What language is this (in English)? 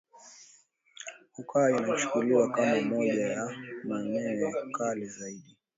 Swahili